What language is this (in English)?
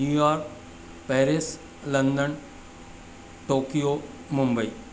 Sindhi